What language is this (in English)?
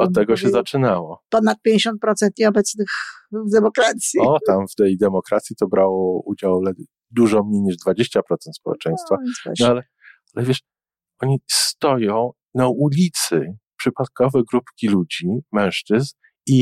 Polish